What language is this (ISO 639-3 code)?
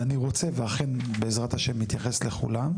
heb